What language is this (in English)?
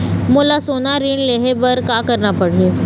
Chhattisgarhi